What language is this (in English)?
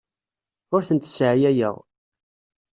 Kabyle